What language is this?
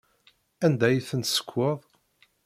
Kabyle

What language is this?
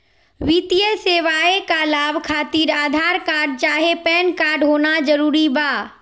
Magahi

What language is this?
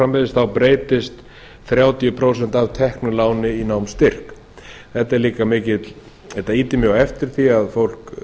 Icelandic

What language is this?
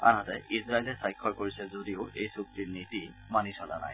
Assamese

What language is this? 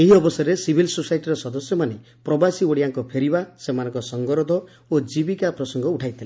Odia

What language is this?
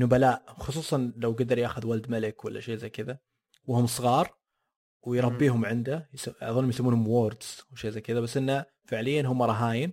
Arabic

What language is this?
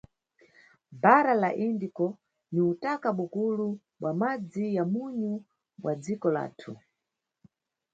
Nyungwe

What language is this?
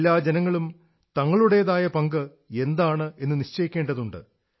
Malayalam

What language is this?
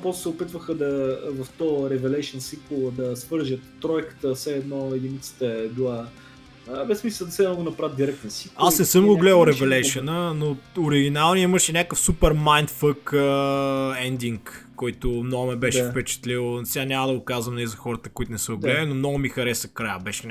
Bulgarian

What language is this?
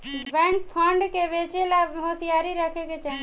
Bhojpuri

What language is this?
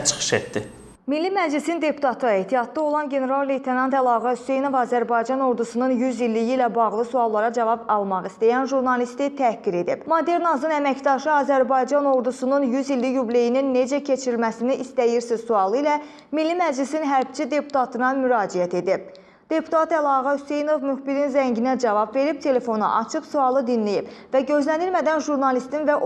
Azerbaijani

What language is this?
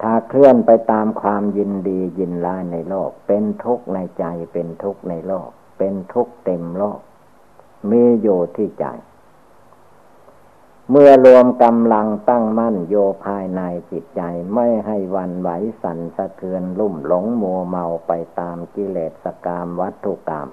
Thai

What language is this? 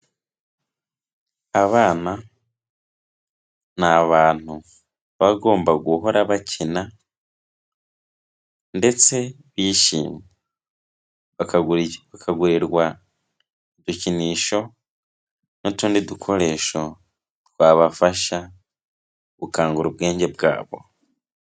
Kinyarwanda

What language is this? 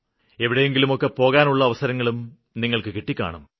Malayalam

